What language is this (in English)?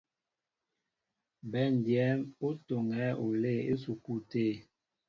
Mbo (Cameroon)